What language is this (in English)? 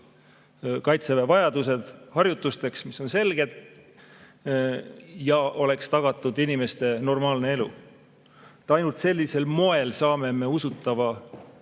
Estonian